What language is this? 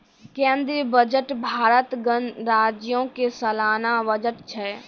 Maithili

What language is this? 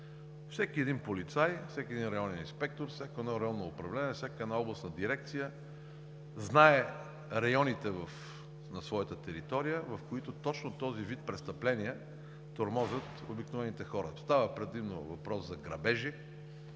Bulgarian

